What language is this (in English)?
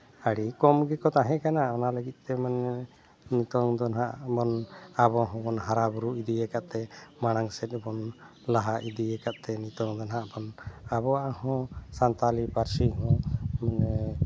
Santali